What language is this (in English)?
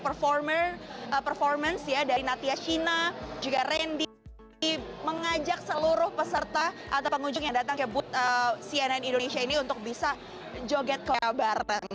Indonesian